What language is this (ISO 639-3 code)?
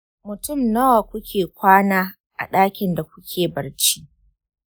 hau